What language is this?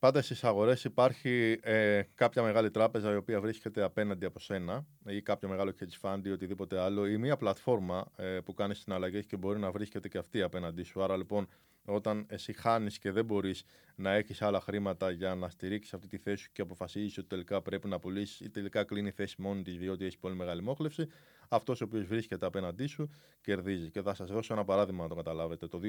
Greek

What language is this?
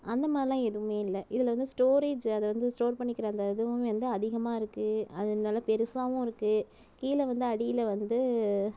Tamil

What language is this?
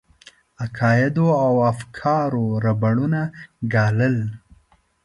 Pashto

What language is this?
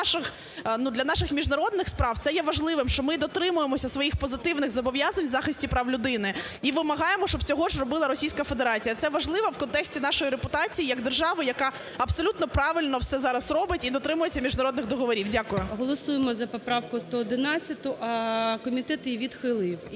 Ukrainian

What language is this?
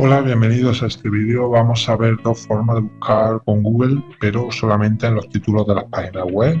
Spanish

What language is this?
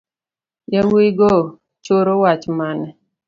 Luo (Kenya and Tanzania)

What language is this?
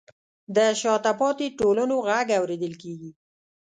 Pashto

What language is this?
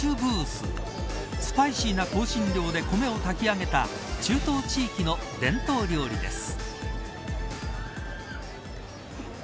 Japanese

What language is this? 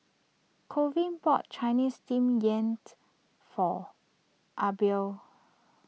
English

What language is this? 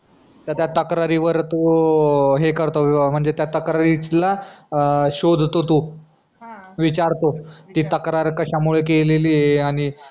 Marathi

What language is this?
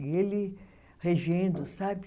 Portuguese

